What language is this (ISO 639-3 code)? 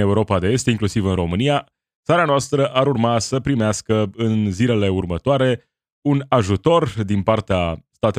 ron